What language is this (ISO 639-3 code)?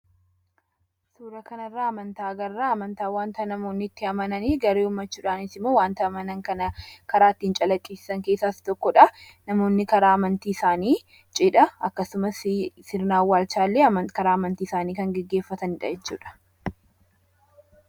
orm